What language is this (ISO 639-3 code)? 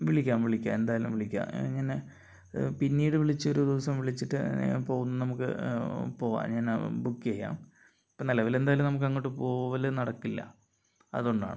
mal